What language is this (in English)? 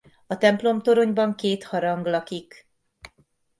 Hungarian